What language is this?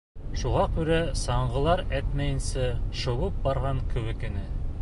Bashkir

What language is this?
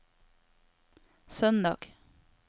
Norwegian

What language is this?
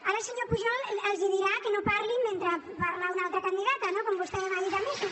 Catalan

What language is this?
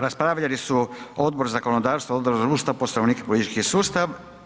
Croatian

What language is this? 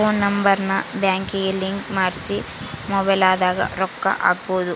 Kannada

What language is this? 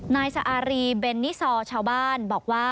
Thai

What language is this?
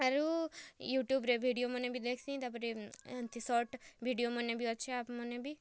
Odia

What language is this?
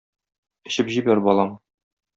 Tatar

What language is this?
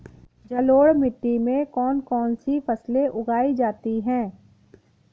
Hindi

